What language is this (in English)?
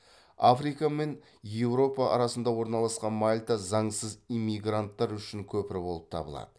Kazakh